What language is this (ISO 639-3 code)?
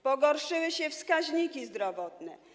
pol